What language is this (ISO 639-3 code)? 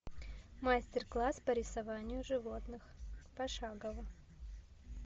rus